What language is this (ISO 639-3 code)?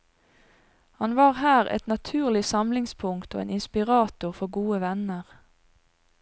nor